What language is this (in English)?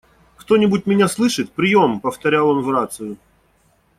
Russian